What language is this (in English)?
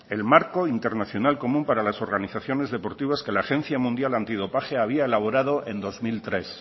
Spanish